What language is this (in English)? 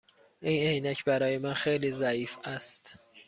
Persian